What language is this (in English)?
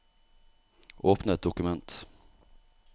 Norwegian